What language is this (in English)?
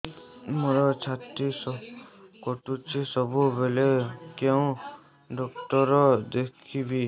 Odia